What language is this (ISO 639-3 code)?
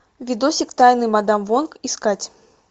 rus